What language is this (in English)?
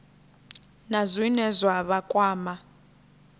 Venda